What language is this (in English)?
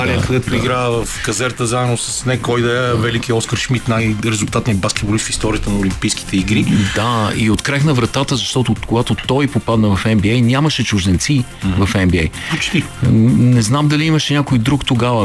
Bulgarian